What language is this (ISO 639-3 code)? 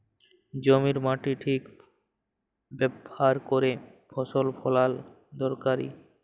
ben